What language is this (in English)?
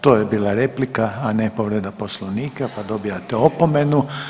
Croatian